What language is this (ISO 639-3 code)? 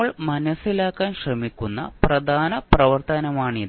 mal